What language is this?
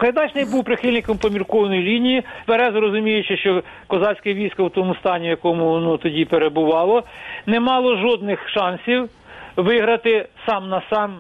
Ukrainian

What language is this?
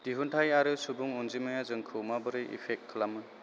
Bodo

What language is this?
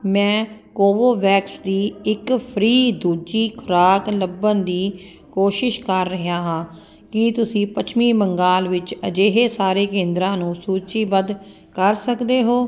Punjabi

